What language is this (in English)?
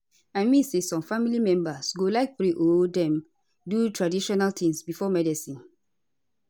Nigerian Pidgin